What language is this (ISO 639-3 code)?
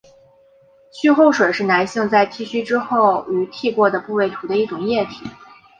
zho